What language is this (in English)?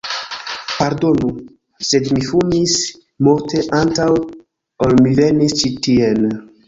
Esperanto